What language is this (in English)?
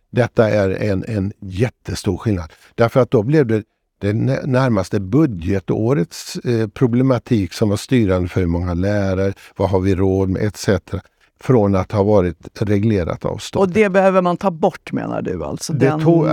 Swedish